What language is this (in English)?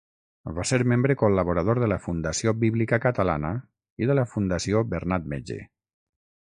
Catalan